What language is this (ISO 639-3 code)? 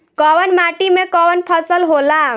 bho